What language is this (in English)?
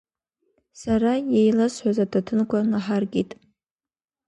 Abkhazian